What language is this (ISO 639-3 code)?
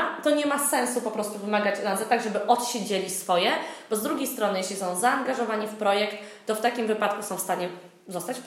pol